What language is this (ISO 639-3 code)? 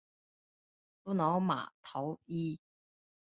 zho